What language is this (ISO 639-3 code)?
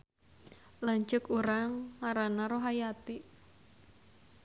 sun